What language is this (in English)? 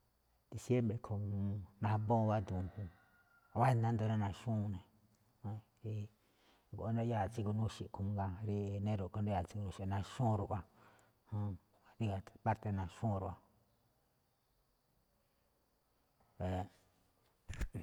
Malinaltepec Me'phaa